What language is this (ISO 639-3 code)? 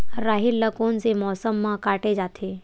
hne